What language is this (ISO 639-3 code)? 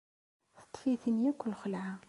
kab